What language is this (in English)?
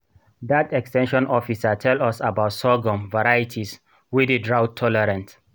Nigerian Pidgin